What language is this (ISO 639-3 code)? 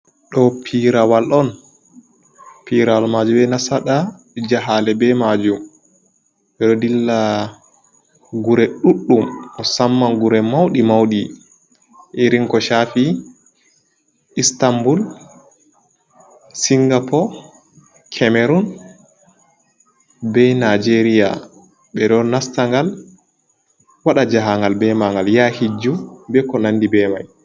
ful